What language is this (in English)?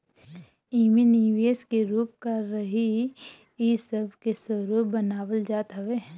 Bhojpuri